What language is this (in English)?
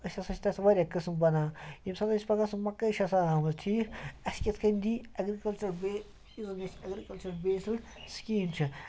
Kashmiri